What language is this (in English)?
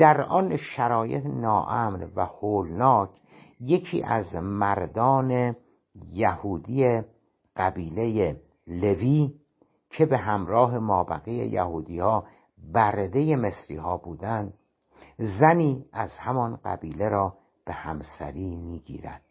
Persian